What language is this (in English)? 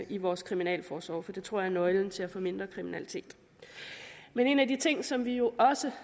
Danish